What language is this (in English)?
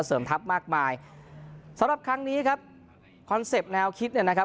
Thai